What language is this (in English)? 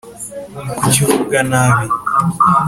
Kinyarwanda